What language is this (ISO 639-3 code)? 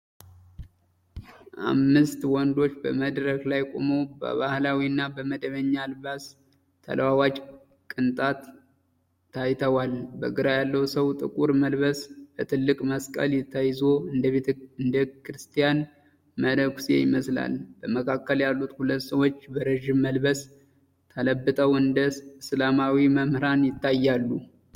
amh